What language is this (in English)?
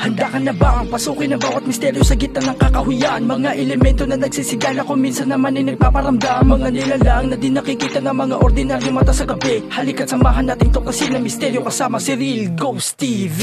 Filipino